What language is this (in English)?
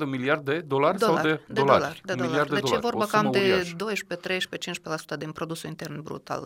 Romanian